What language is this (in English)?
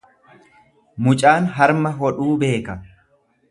Oromo